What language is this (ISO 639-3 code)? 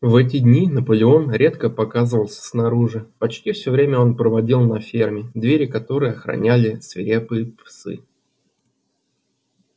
rus